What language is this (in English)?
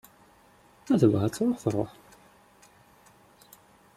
Kabyle